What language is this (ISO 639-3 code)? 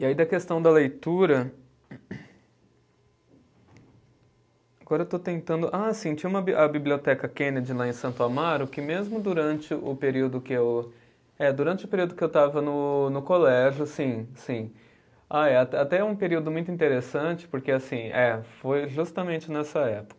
por